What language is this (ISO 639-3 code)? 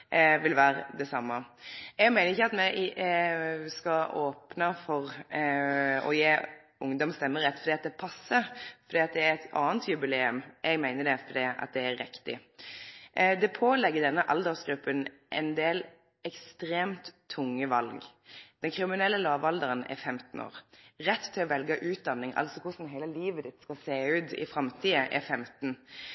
nno